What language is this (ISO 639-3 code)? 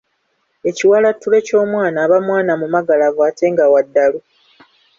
lug